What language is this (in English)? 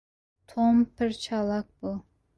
Kurdish